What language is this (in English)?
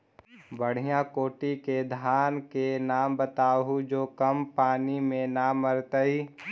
Magahi